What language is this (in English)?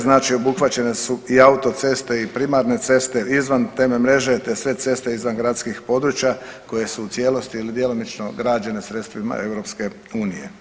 Croatian